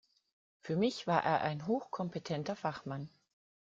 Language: German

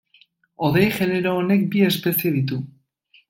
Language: Basque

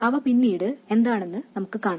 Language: Malayalam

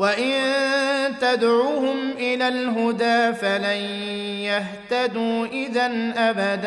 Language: Arabic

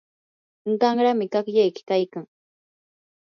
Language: Yanahuanca Pasco Quechua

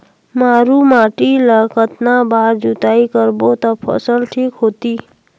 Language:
Chhattisgarhi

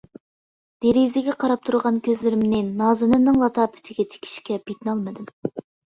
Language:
Uyghur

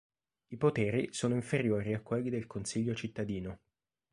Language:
Italian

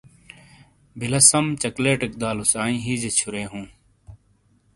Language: Shina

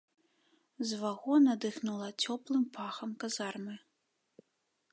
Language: Belarusian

